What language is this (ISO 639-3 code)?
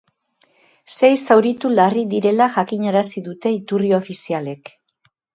eus